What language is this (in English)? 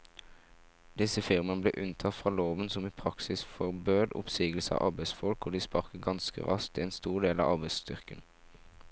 Norwegian